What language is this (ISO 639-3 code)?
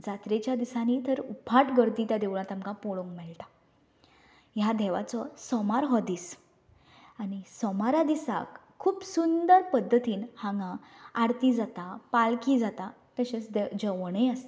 kok